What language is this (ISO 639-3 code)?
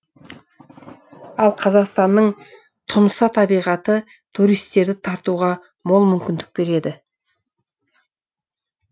kaz